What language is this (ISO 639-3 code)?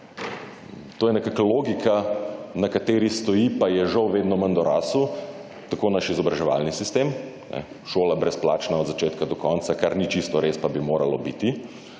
slv